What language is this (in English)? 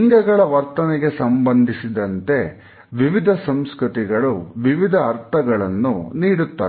Kannada